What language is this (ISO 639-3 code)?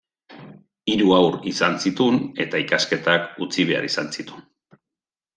eus